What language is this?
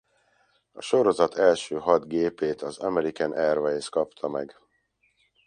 Hungarian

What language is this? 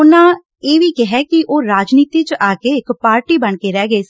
Punjabi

